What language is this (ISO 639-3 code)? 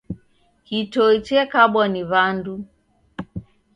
dav